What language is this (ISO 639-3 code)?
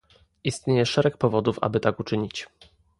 pol